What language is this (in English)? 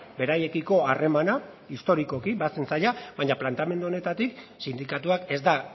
Basque